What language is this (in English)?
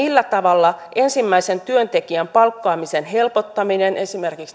Finnish